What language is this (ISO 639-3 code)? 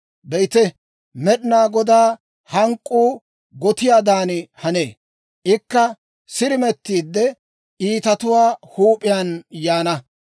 dwr